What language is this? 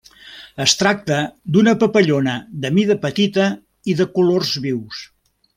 Catalan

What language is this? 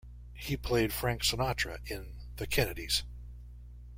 English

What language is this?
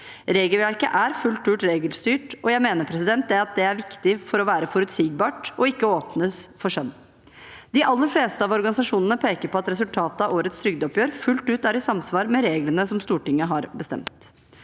Norwegian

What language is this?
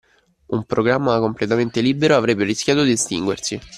Italian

